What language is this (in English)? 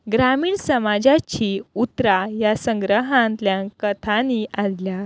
Konkani